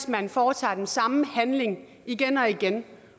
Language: Danish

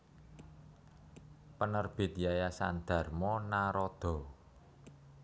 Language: Javanese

